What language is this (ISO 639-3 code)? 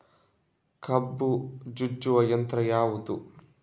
kan